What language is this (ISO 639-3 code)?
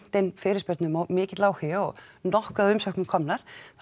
isl